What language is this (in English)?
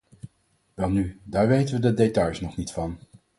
Dutch